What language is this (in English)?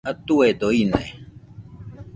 Nüpode Huitoto